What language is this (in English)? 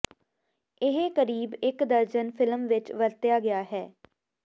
Punjabi